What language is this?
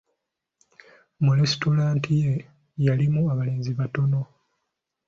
Ganda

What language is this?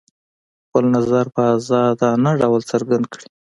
Pashto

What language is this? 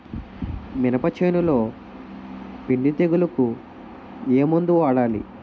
Telugu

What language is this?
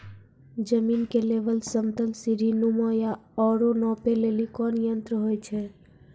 Maithili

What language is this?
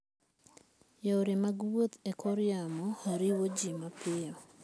Luo (Kenya and Tanzania)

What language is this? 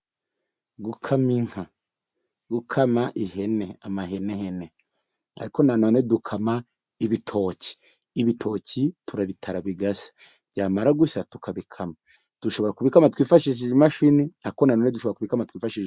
Kinyarwanda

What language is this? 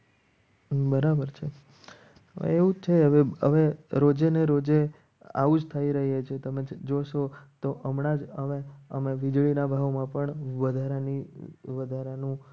Gujarati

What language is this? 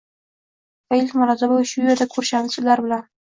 Uzbek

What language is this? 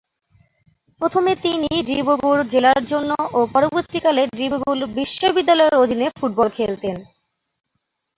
Bangla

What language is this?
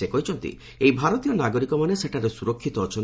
Odia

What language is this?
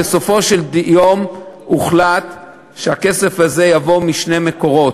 Hebrew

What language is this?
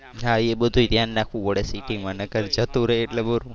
Gujarati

